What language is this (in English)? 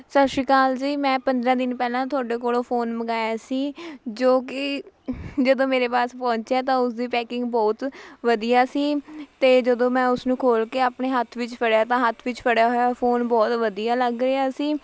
Punjabi